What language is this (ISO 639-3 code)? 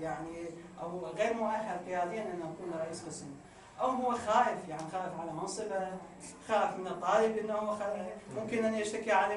ara